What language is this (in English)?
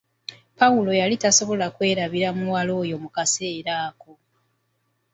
Ganda